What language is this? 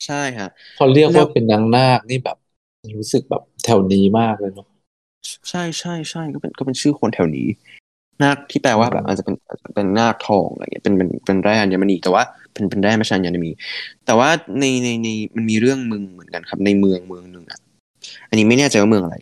Thai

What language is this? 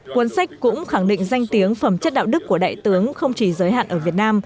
Vietnamese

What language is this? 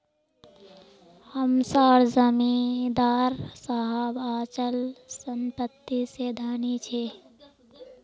Magahi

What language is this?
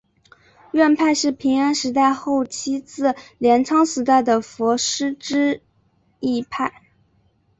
Chinese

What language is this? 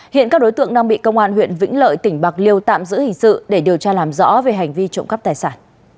Vietnamese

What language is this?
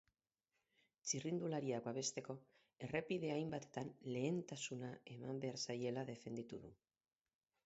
Basque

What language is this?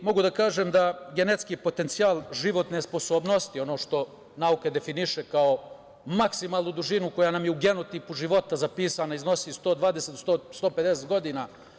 Serbian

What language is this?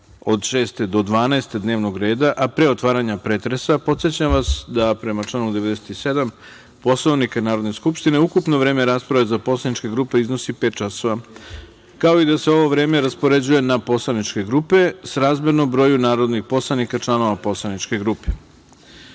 Serbian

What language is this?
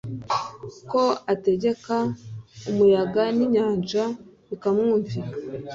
Kinyarwanda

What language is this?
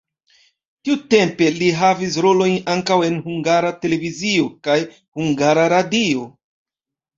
Esperanto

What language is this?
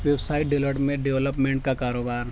Urdu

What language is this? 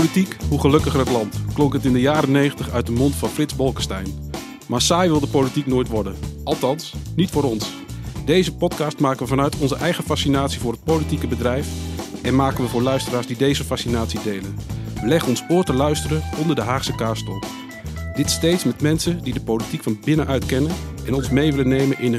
Dutch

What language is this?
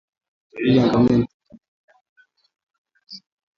Swahili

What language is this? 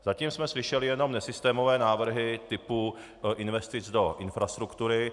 Czech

